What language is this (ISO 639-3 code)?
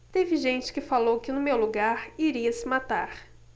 por